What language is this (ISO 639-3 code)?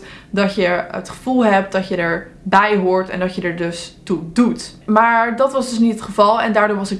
nld